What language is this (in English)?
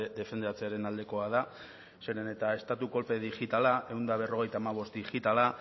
Basque